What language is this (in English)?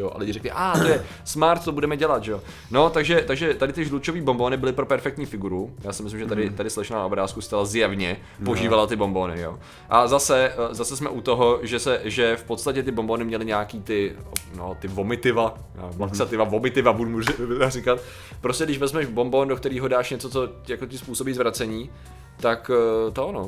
Czech